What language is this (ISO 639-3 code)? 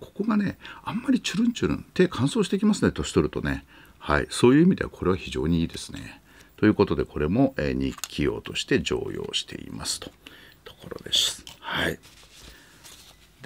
jpn